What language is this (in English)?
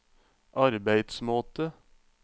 Norwegian